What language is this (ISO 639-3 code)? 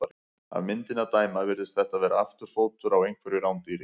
isl